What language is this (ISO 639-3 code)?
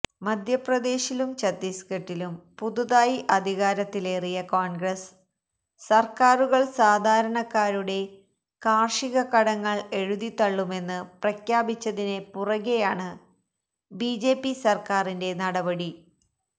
mal